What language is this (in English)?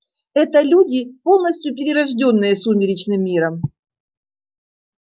Russian